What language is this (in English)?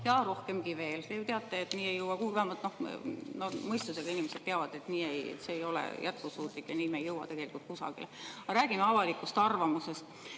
Estonian